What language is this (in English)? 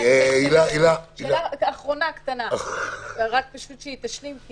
Hebrew